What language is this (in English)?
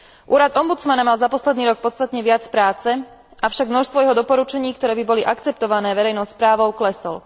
Slovak